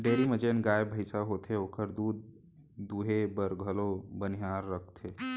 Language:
Chhattisgarhi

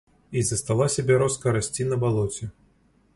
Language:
Belarusian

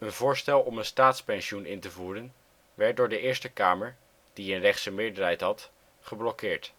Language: Dutch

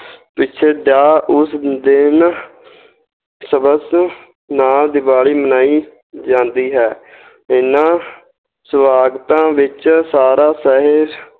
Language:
Punjabi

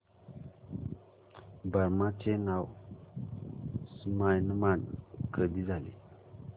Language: Marathi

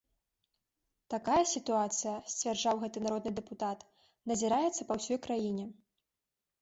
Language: Belarusian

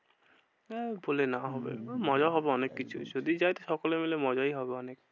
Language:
Bangla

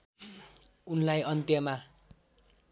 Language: Nepali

